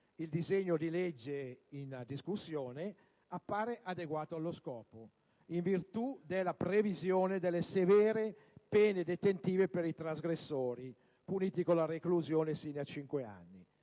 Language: Italian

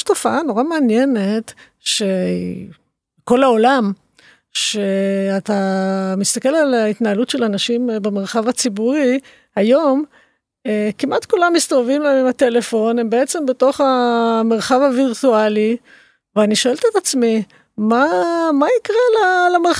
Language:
Hebrew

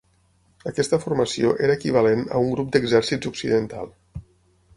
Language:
Catalan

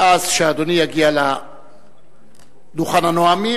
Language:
Hebrew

